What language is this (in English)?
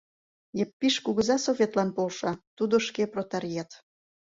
Mari